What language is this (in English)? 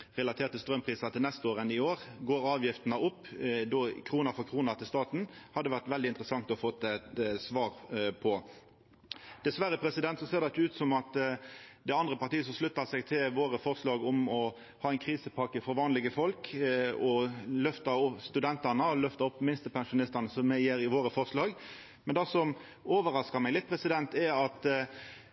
Norwegian Nynorsk